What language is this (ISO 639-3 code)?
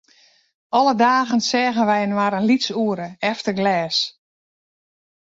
fry